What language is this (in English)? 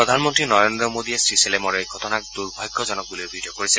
Assamese